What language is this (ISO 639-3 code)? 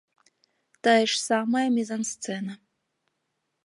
bel